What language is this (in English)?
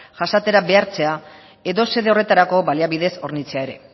Basque